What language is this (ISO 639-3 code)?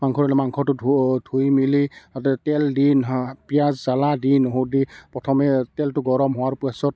asm